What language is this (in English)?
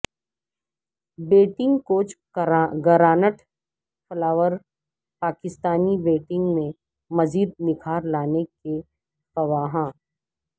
Urdu